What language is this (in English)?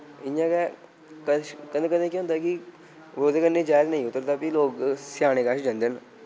Dogri